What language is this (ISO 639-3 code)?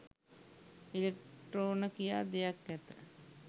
sin